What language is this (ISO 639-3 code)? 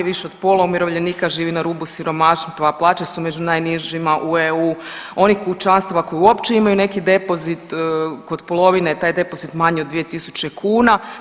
hrv